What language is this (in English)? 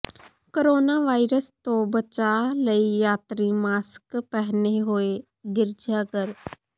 Punjabi